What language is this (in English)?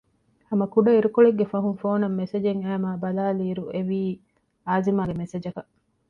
Divehi